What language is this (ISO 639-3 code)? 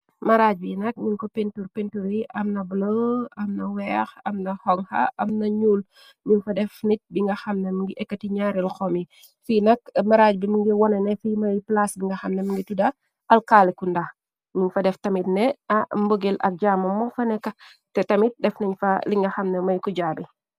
wol